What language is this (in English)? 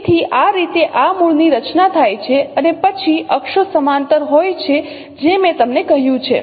Gujarati